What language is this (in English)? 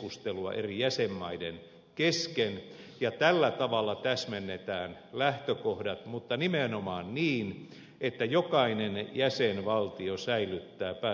Finnish